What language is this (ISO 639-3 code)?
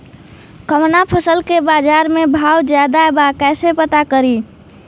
bho